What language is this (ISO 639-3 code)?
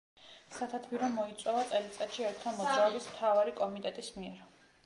kat